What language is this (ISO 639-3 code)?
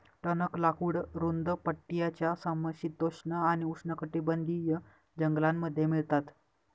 mar